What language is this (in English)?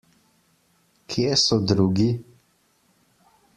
Slovenian